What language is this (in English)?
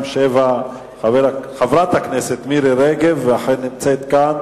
Hebrew